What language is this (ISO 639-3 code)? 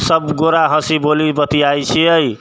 mai